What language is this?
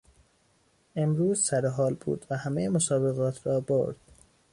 Persian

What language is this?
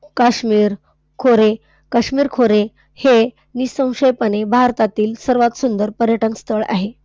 Marathi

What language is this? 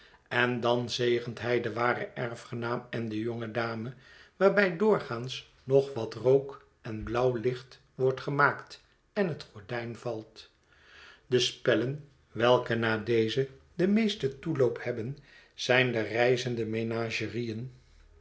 Dutch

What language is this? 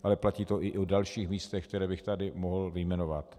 Czech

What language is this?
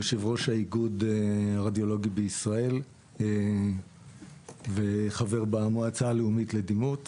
Hebrew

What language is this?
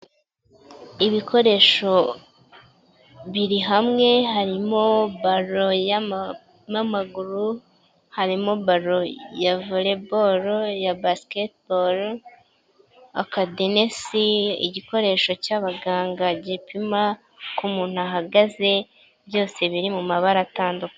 Kinyarwanda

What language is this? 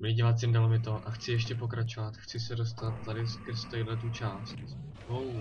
Czech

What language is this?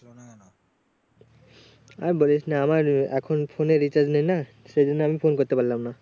Bangla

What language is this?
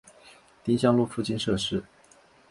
Chinese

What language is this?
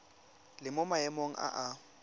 Tswana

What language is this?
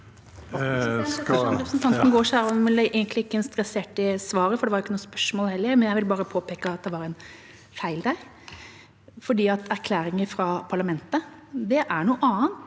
Norwegian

